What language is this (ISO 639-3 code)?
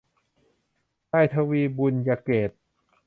tha